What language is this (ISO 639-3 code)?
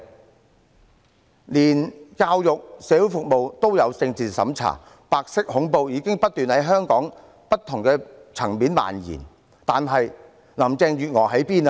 yue